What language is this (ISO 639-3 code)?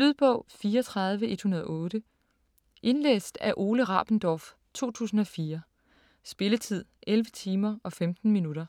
dan